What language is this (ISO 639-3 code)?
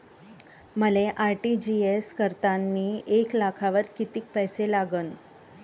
mar